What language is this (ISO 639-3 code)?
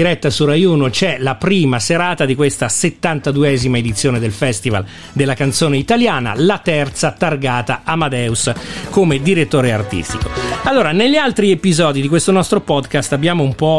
ita